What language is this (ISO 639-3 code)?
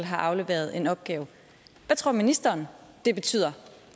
dan